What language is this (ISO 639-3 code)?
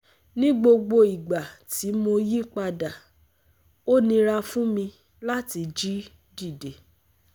yor